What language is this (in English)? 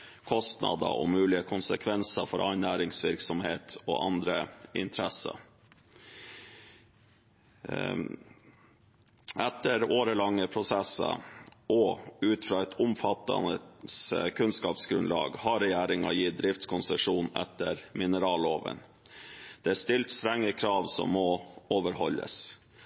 Norwegian Bokmål